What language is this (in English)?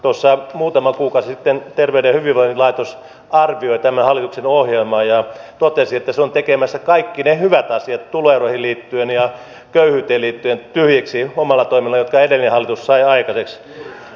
Finnish